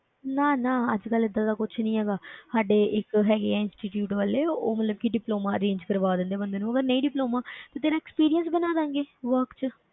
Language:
Punjabi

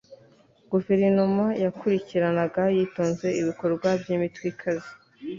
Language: Kinyarwanda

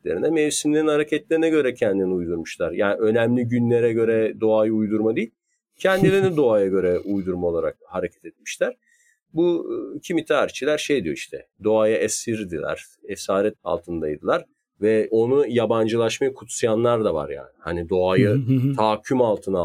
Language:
Turkish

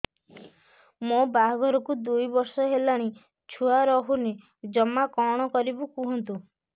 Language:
Odia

